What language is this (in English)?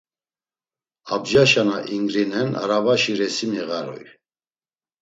Laz